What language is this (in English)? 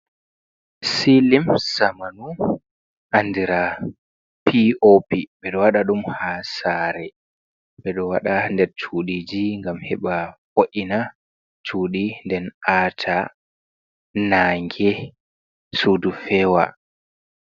Fula